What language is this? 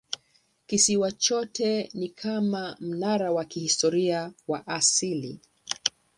Swahili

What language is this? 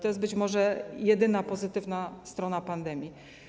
Polish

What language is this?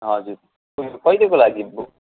Nepali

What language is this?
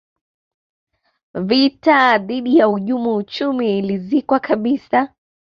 Swahili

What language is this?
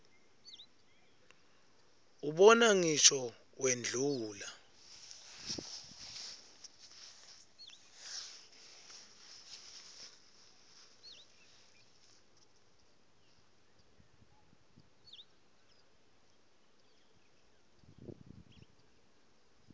Swati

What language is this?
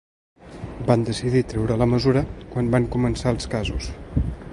Catalan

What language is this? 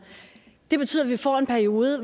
Danish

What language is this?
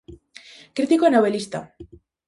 Galician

